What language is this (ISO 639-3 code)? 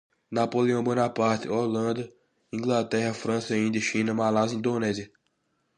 por